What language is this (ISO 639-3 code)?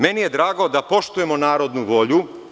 srp